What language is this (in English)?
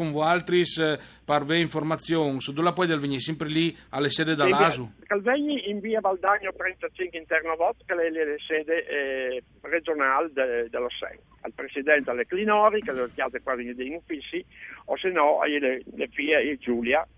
Italian